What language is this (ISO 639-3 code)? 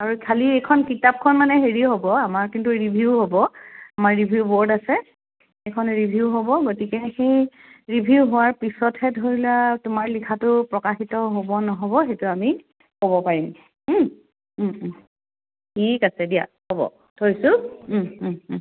asm